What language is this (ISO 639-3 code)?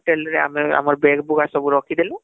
ori